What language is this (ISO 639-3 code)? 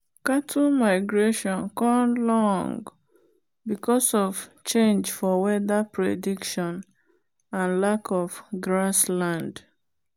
pcm